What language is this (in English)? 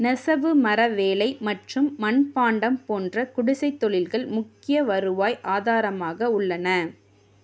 Tamil